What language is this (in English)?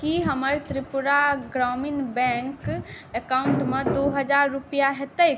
Maithili